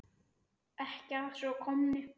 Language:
Icelandic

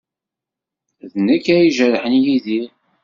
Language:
Kabyle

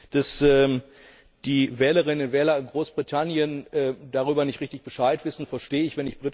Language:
German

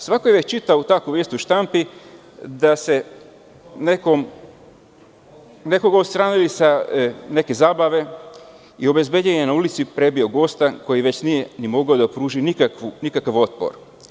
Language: Serbian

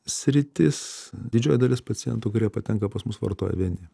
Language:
Lithuanian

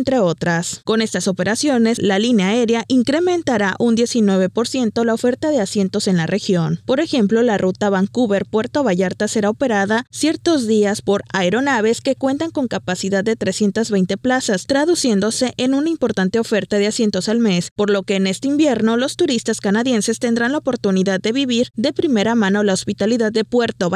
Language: Spanish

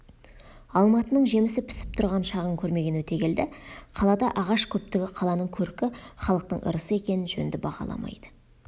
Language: Kazakh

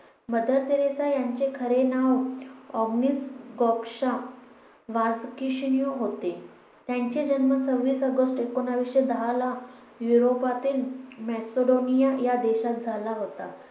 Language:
Marathi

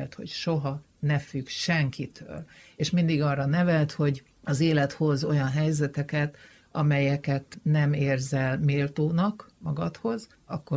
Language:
Hungarian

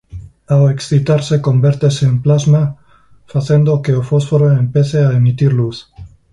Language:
Galician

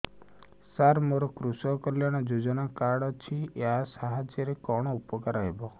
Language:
Odia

